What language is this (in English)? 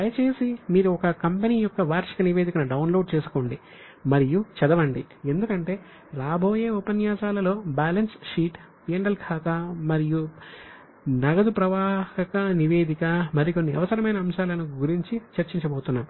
Telugu